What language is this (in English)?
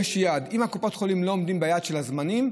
Hebrew